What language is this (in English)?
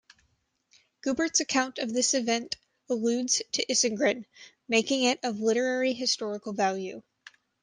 English